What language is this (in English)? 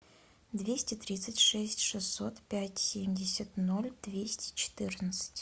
Russian